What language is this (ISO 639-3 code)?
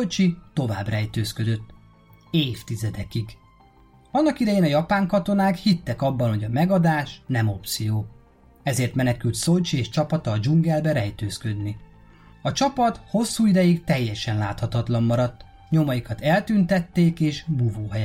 hun